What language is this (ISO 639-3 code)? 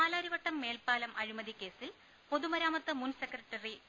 mal